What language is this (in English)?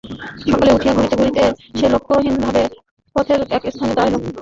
Bangla